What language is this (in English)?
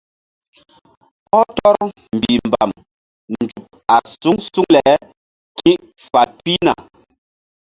Mbum